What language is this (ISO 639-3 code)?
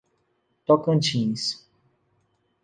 por